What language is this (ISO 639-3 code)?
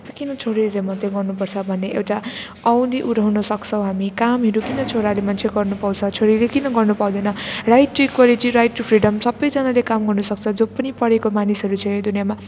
nep